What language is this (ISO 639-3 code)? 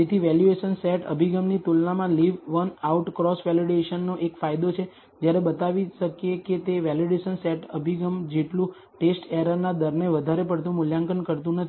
guj